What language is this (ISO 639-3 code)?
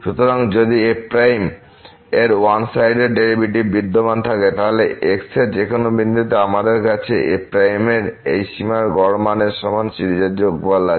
ben